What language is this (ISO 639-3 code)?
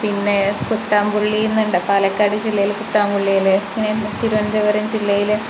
mal